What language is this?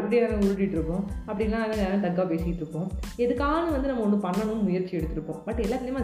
Tamil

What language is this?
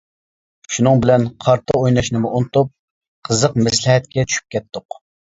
Uyghur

